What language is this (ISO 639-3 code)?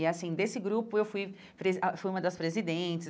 por